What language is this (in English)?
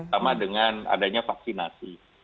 Indonesian